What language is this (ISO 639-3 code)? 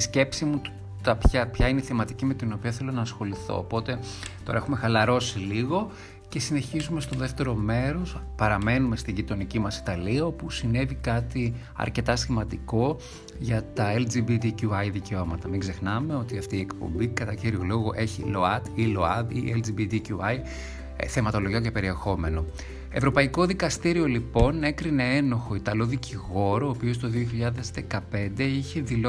ell